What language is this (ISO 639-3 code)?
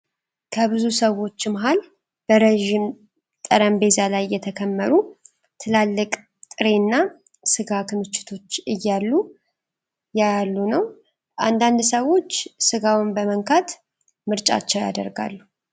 amh